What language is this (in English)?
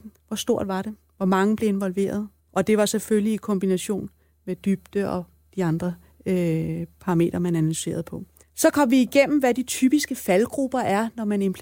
Danish